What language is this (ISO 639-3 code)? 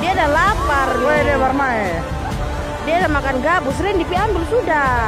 ind